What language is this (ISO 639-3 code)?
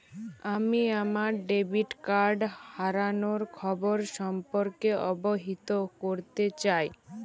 ben